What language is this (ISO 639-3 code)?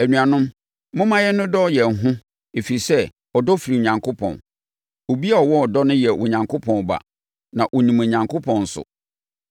aka